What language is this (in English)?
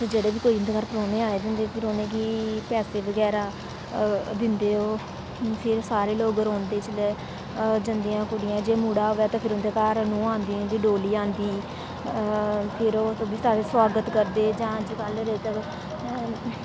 Dogri